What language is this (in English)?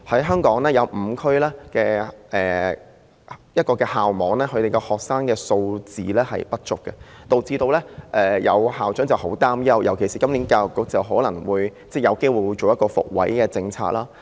Cantonese